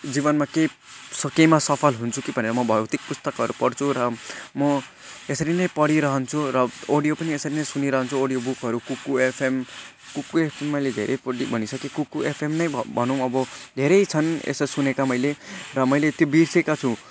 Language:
Nepali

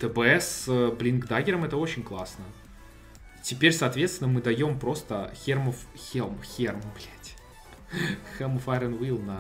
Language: Russian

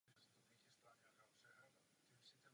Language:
Czech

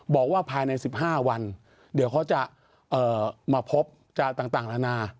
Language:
Thai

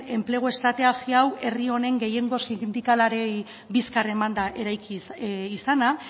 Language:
Basque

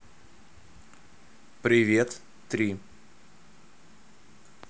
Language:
Russian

